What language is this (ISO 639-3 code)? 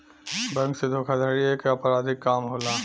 bho